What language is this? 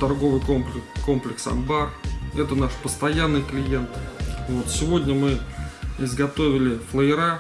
Russian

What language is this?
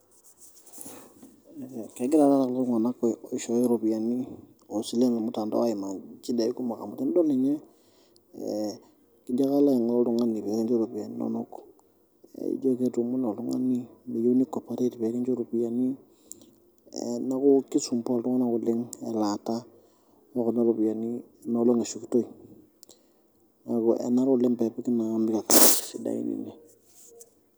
Masai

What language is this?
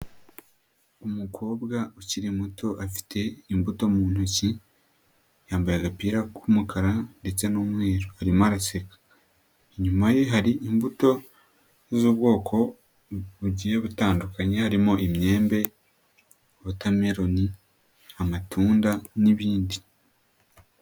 Kinyarwanda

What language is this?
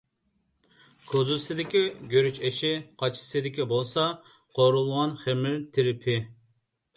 Uyghur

